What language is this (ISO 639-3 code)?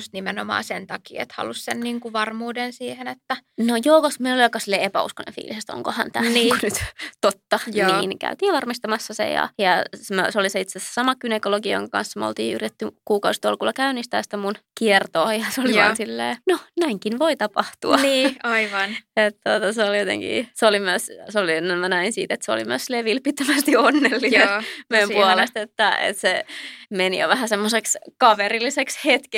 fin